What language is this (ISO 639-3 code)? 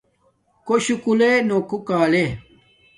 dmk